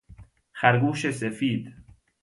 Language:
Persian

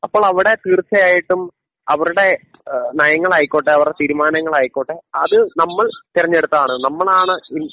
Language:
Malayalam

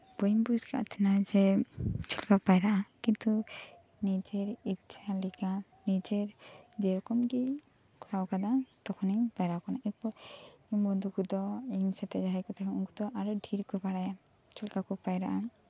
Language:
Santali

